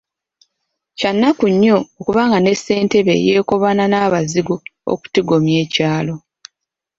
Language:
Ganda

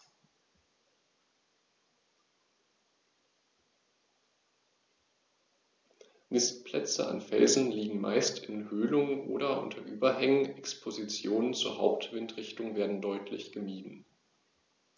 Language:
German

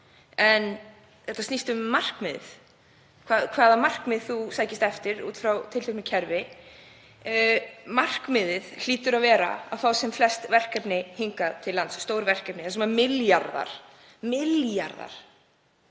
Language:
Icelandic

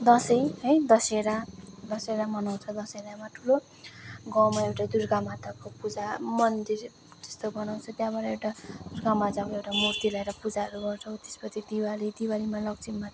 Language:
Nepali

